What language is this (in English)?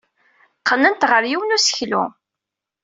Kabyle